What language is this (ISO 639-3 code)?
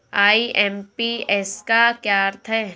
hin